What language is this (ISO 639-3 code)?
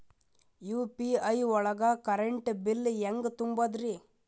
kan